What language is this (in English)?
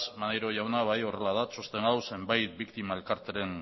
Basque